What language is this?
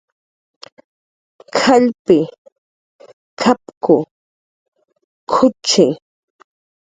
Jaqaru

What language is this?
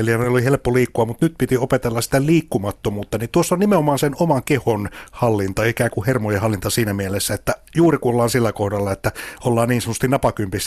Finnish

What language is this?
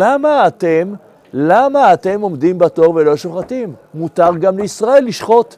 Hebrew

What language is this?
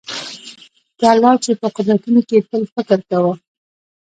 Pashto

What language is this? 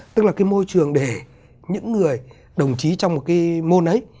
Vietnamese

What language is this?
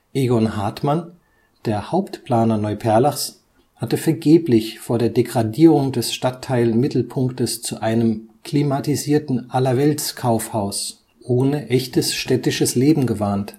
German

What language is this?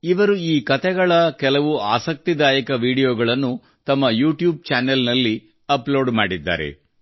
Kannada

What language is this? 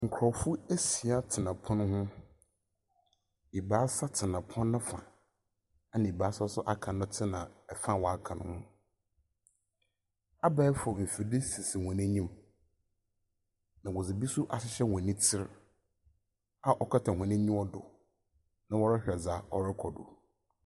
Akan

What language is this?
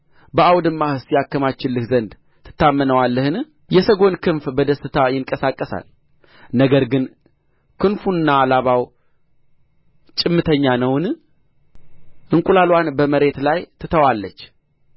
Amharic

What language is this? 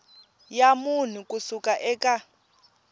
Tsonga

